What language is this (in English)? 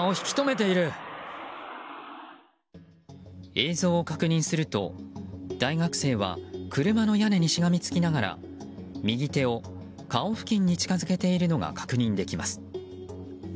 Japanese